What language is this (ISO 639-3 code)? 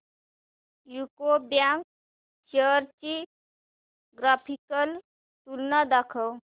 mar